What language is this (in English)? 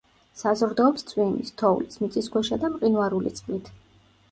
Georgian